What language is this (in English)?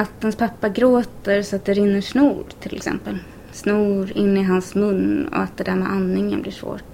Swedish